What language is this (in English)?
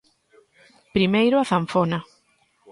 Galician